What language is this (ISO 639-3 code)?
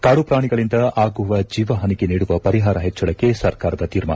kan